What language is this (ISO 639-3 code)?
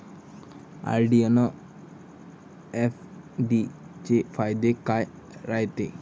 mar